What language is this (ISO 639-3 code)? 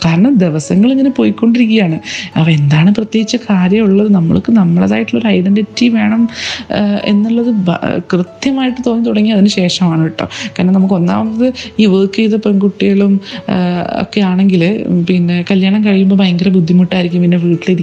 mal